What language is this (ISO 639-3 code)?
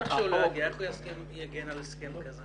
heb